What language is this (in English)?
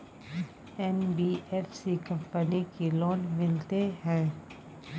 Maithili